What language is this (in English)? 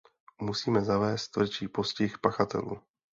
Czech